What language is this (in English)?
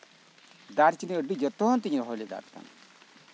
Santali